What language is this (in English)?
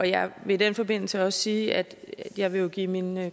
Danish